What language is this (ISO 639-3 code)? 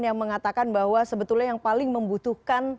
ind